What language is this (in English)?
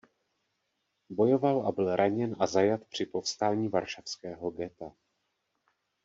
Czech